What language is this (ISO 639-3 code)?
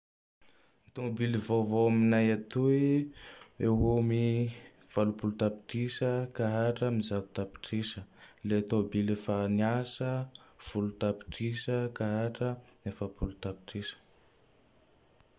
tdx